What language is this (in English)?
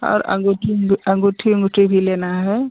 Hindi